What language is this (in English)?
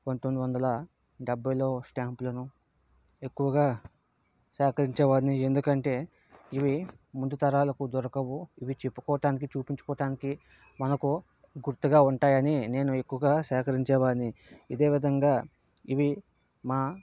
Telugu